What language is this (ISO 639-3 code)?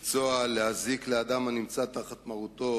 heb